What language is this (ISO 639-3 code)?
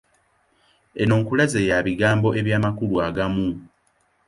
lug